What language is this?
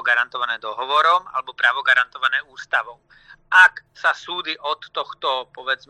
Slovak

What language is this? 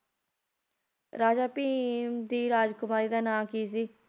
Punjabi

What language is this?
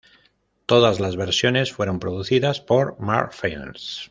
Spanish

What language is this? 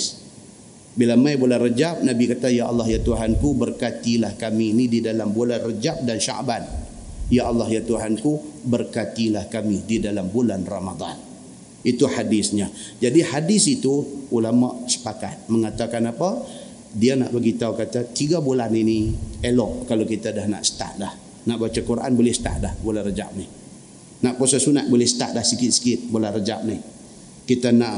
Malay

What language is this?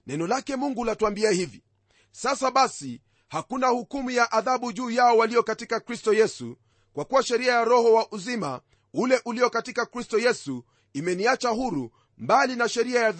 Swahili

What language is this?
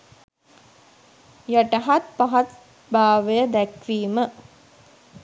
Sinhala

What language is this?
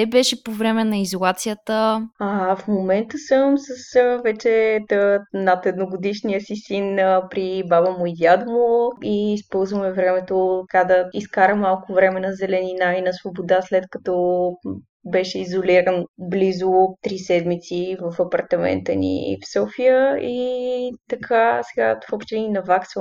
Bulgarian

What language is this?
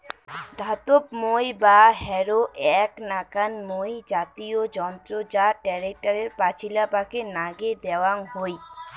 Bangla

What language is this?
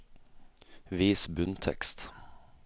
Norwegian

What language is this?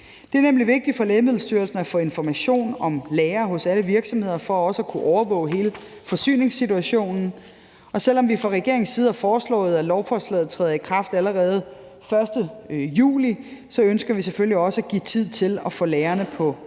Danish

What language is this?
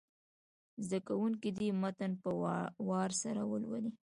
Pashto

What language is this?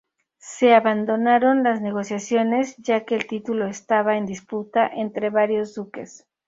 Spanish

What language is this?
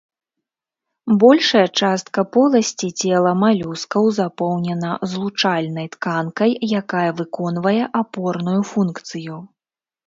Belarusian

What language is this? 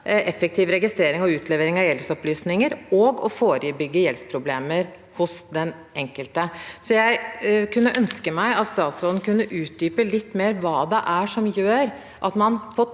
Norwegian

